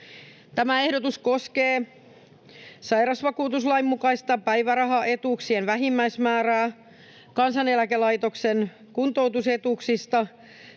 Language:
Finnish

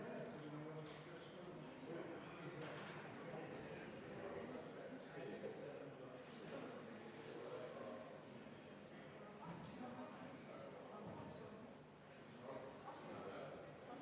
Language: Estonian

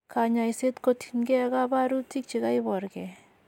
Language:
Kalenjin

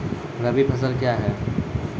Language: Maithili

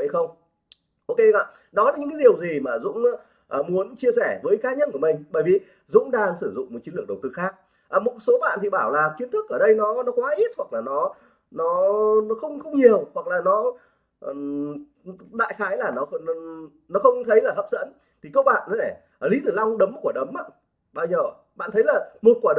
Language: Vietnamese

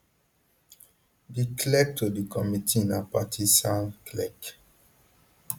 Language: Nigerian Pidgin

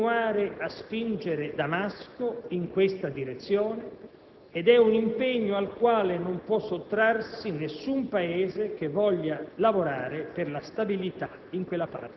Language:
Italian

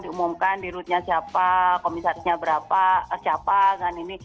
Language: Indonesian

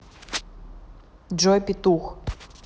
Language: Russian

